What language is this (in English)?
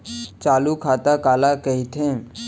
Chhattisgarhi